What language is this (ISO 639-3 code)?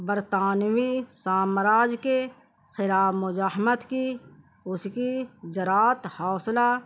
urd